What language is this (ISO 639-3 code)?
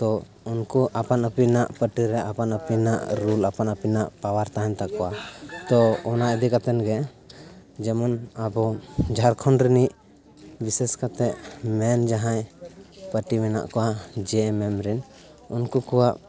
sat